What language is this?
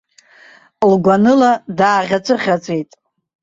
Abkhazian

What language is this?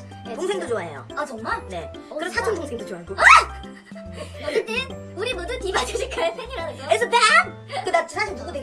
Korean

